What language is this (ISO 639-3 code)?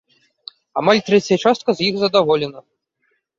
bel